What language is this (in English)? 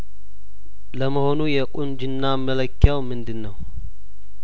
Amharic